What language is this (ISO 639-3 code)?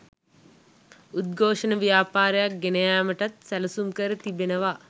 sin